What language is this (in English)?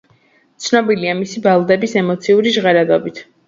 Georgian